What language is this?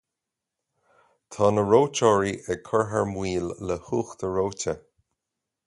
Irish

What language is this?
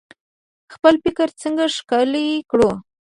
Pashto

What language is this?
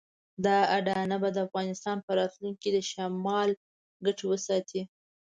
Pashto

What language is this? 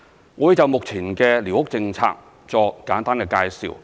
Cantonese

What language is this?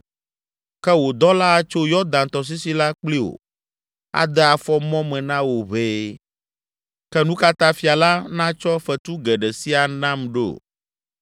Ewe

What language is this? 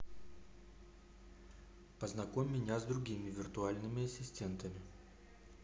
Russian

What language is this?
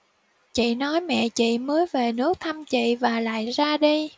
Vietnamese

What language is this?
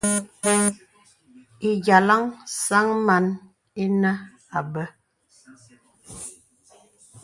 Bebele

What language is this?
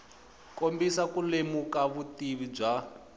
Tsonga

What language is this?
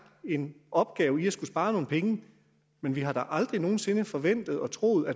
Danish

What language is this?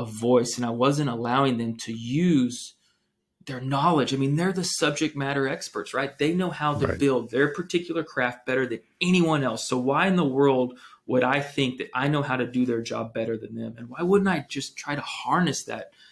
English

